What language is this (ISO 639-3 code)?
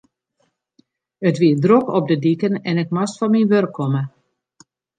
fry